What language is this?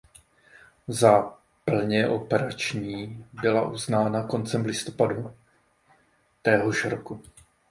Czech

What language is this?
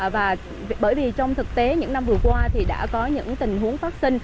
Vietnamese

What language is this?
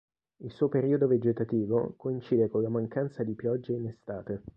Italian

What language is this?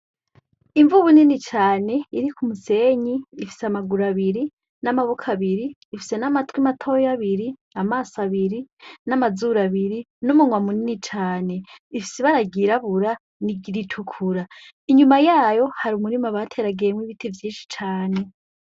Rundi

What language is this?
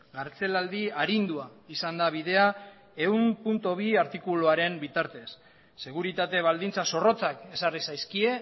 Basque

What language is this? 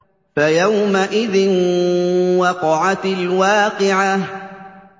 Arabic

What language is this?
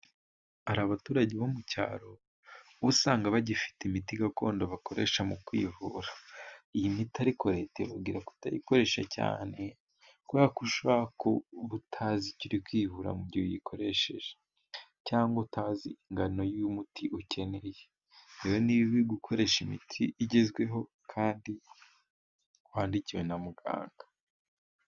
Kinyarwanda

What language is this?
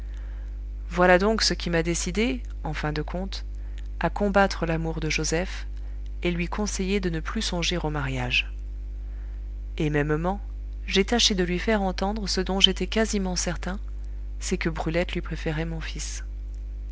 French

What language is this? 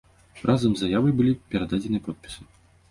Belarusian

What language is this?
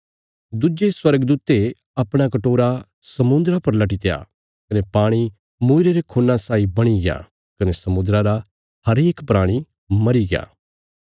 Bilaspuri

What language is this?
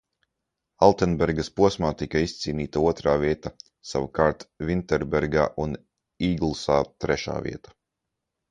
Latvian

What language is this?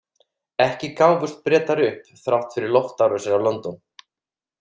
Icelandic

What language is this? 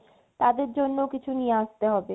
Bangla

